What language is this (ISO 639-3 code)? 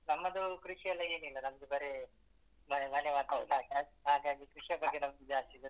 kan